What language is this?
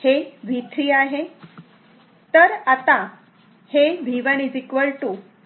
Marathi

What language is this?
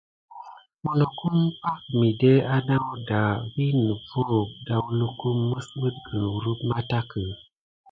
Gidar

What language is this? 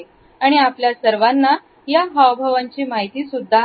Marathi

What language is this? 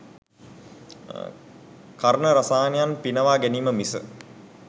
Sinhala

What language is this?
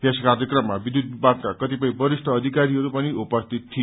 Nepali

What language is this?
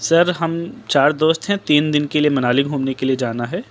Urdu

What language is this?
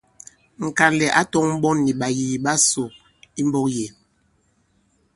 Bankon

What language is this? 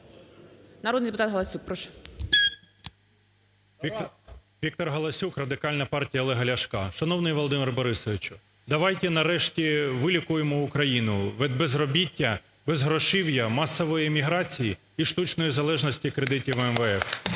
Ukrainian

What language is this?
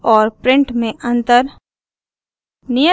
Hindi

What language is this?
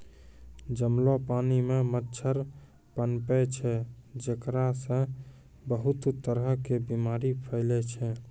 Maithili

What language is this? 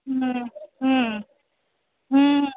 Bangla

